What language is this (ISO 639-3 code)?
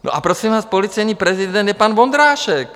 ces